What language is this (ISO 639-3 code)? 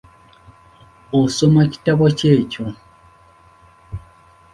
lug